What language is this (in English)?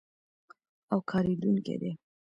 Pashto